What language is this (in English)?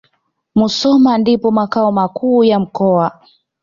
Swahili